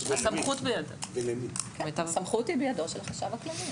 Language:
Hebrew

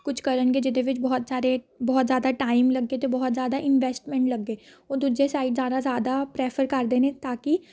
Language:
Punjabi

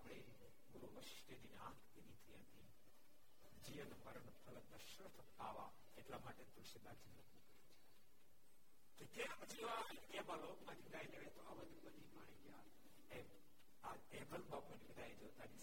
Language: Gujarati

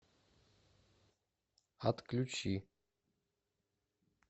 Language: Russian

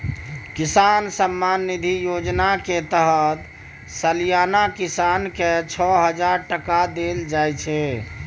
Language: Maithili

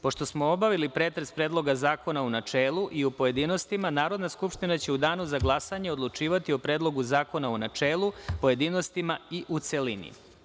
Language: Serbian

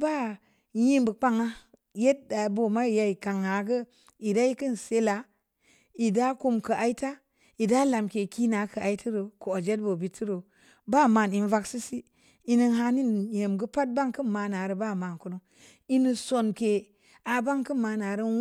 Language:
Samba Leko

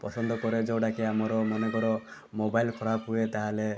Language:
Odia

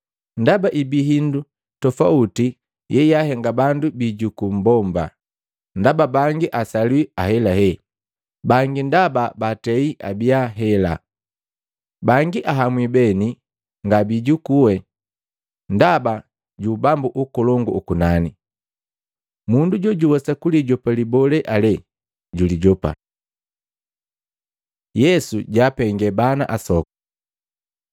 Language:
Matengo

